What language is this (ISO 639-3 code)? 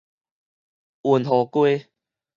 nan